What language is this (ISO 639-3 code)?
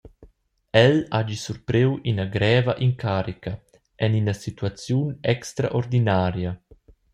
roh